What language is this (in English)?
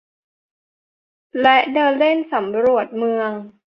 Thai